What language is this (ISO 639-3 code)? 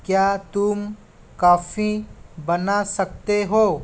hin